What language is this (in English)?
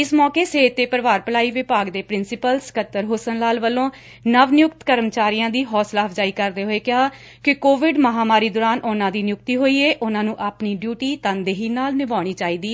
Punjabi